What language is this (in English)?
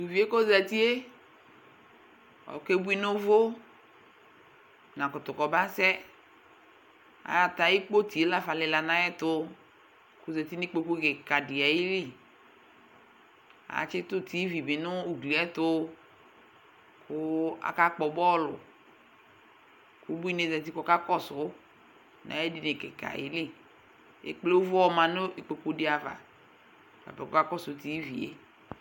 Ikposo